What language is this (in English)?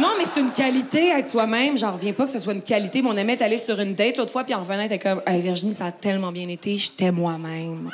French